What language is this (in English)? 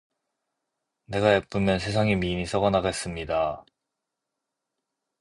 Korean